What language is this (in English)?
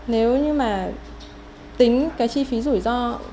Vietnamese